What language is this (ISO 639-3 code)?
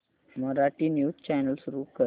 mar